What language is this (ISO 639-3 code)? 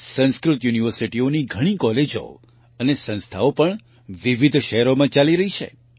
guj